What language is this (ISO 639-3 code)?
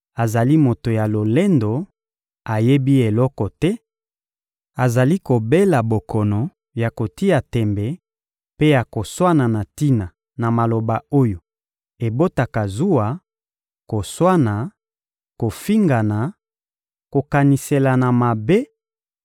lin